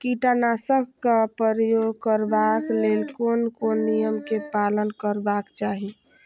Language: Maithili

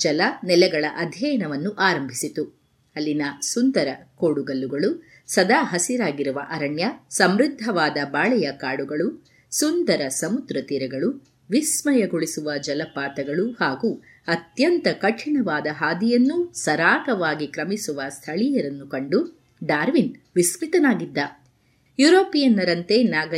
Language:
Kannada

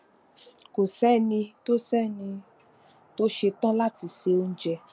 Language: Yoruba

